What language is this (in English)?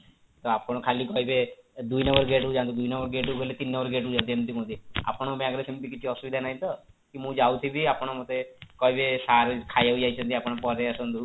Odia